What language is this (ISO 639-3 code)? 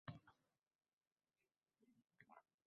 uzb